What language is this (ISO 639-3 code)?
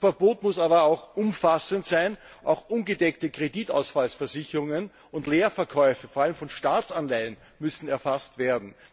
deu